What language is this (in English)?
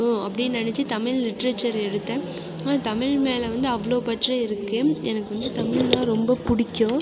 Tamil